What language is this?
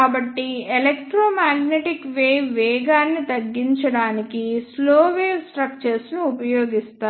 Telugu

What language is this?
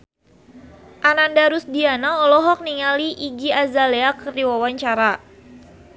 Sundanese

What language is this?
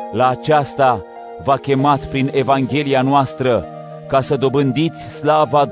Romanian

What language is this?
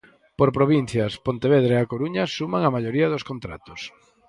Galician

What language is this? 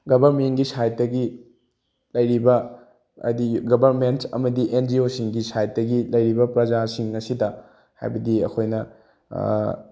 Manipuri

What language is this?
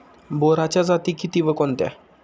Marathi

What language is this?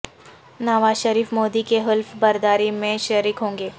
Urdu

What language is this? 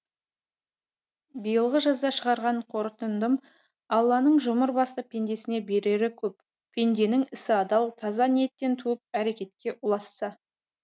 Kazakh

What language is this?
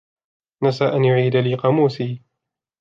Arabic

